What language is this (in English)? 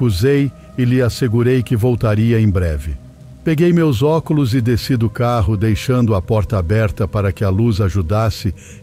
Portuguese